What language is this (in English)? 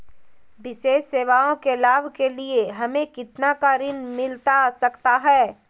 Magahi